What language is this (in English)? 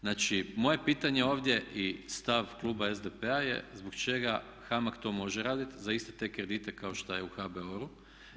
Croatian